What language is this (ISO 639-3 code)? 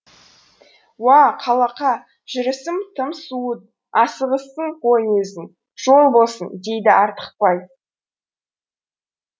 kaz